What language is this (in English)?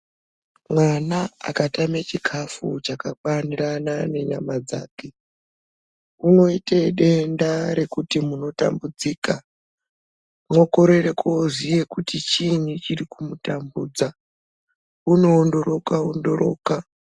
Ndau